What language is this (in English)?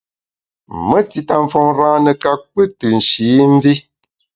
Bamun